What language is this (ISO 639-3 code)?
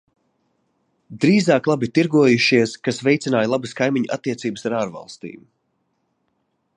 lav